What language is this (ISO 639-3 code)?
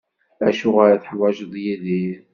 kab